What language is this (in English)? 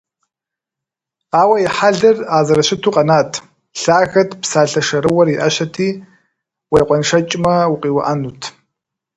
Kabardian